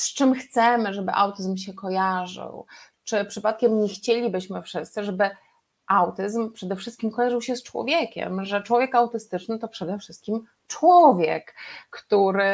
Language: Polish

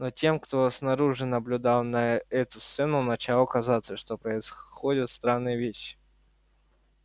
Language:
Russian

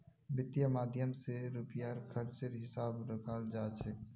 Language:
Magahi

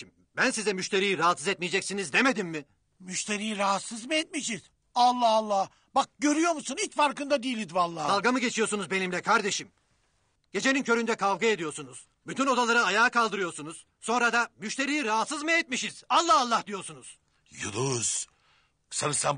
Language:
Turkish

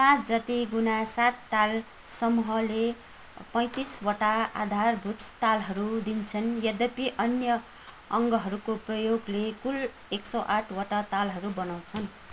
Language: Nepali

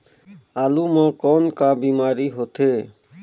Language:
Chhattisgarhi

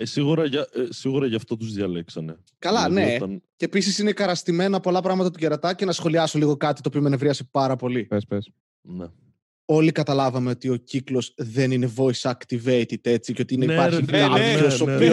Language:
Greek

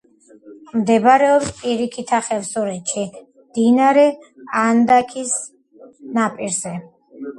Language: Georgian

